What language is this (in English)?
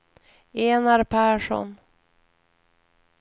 Swedish